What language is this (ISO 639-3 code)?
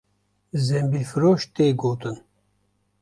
kur